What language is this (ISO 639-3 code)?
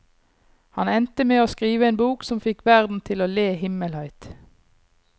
nor